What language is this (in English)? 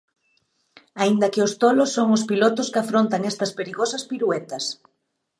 Galician